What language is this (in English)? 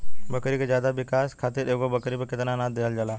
Bhojpuri